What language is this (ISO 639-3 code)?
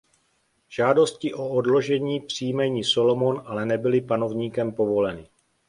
ces